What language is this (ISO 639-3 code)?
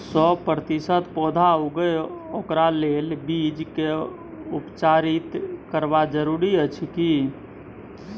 mai